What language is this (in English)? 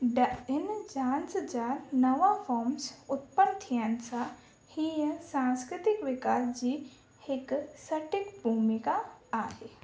Sindhi